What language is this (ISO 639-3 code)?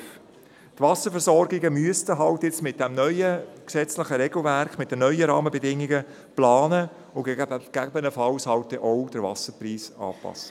gsw